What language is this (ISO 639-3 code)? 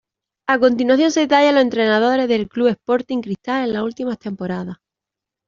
spa